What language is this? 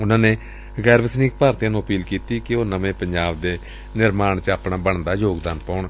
Punjabi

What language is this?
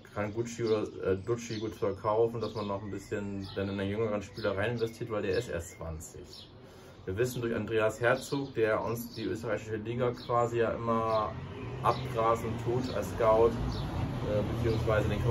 German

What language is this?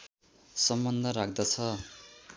Nepali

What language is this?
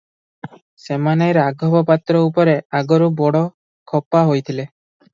Odia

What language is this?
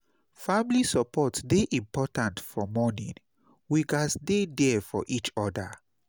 Nigerian Pidgin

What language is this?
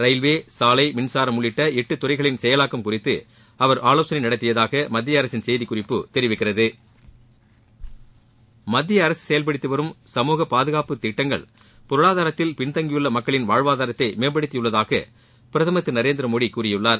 Tamil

